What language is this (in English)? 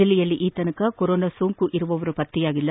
Kannada